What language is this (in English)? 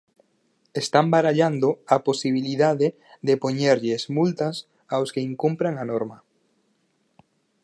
Galician